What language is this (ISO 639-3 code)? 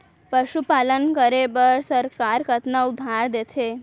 hne